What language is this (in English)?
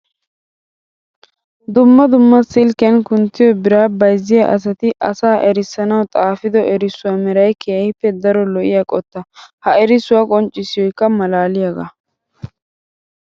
Wolaytta